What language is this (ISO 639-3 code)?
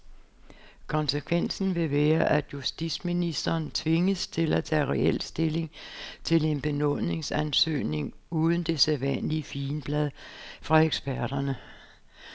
dan